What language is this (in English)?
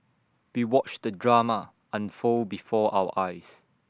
English